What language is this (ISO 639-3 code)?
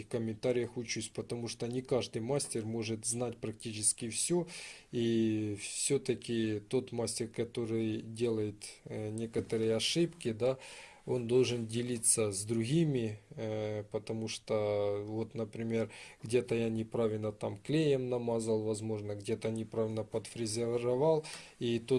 rus